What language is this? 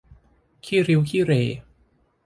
Thai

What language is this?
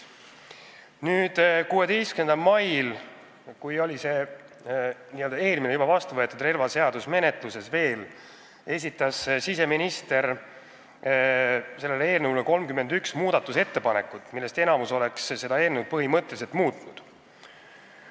Estonian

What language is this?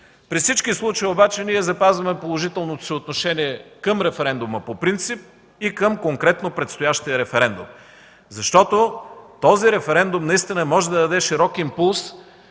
Bulgarian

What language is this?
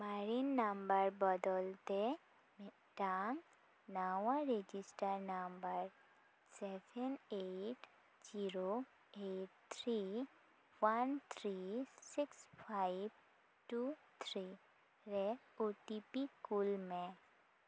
Santali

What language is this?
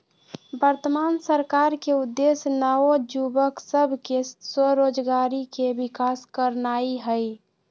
Magahi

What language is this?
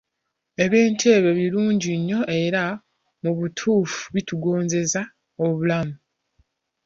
Ganda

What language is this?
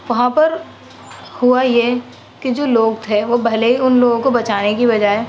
Urdu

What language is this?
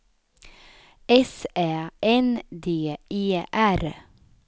Swedish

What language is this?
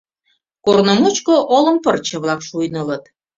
Mari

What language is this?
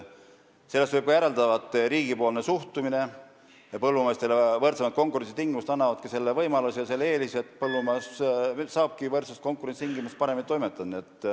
Estonian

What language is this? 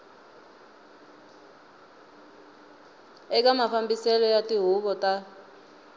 Tsonga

